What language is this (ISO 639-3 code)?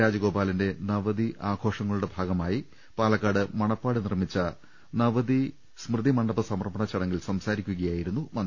mal